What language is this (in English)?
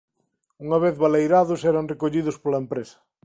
Galician